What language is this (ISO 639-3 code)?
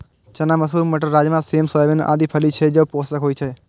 mai